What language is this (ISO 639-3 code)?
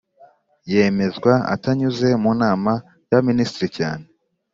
kin